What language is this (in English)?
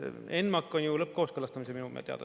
Estonian